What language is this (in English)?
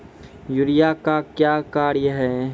Maithili